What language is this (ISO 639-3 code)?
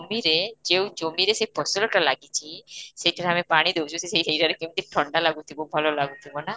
ori